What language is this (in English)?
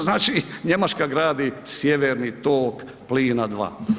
Croatian